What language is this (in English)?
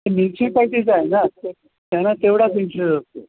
Marathi